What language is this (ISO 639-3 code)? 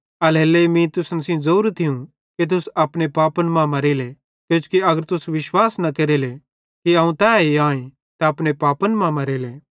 bhd